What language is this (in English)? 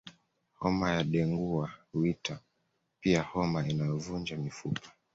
Swahili